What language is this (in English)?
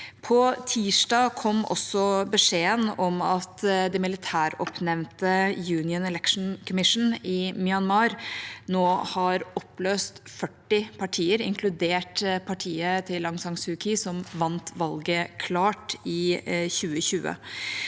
Norwegian